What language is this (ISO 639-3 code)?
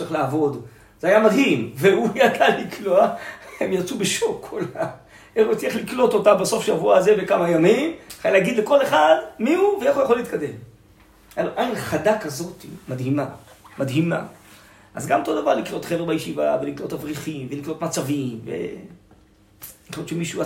heb